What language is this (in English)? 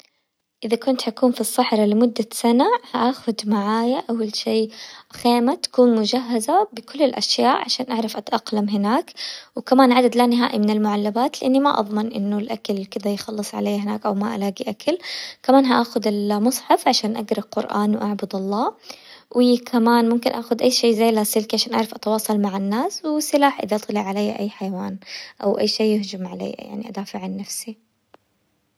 Hijazi Arabic